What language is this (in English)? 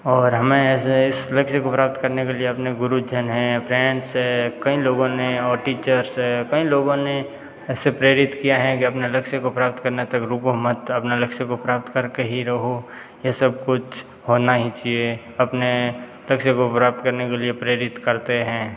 Hindi